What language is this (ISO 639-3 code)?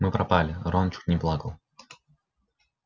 rus